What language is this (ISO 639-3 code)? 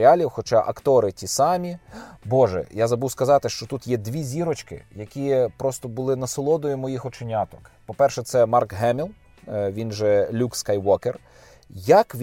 ukr